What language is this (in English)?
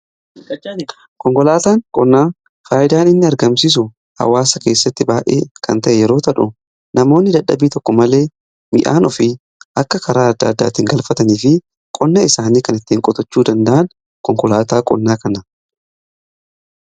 Oromo